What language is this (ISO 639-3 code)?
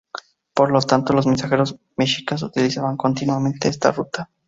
spa